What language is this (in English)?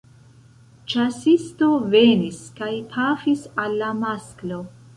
Esperanto